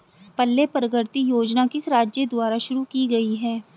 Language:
Hindi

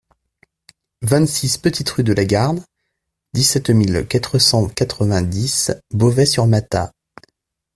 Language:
French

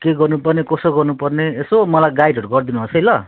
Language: Nepali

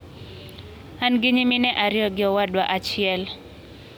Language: Luo (Kenya and Tanzania)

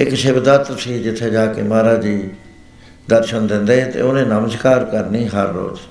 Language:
Punjabi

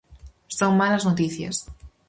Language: Galician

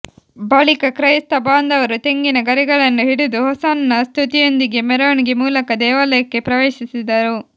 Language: Kannada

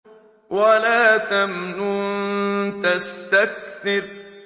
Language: Arabic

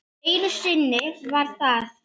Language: Icelandic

